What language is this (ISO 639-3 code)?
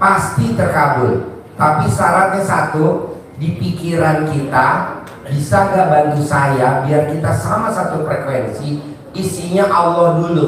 ind